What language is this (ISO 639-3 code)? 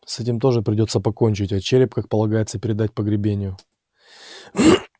rus